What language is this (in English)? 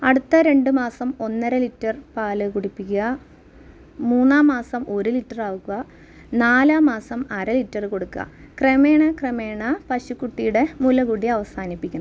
Malayalam